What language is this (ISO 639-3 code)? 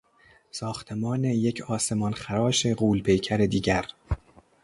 fas